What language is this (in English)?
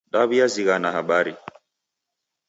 Taita